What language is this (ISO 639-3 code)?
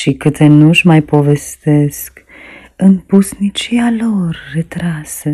ron